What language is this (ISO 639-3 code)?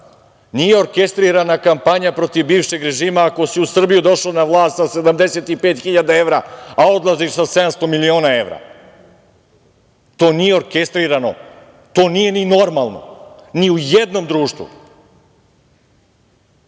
srp